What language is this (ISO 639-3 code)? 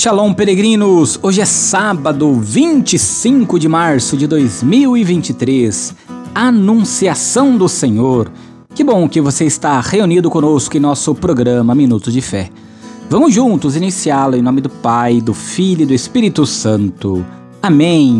por